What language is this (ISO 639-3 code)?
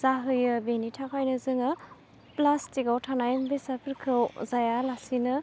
brx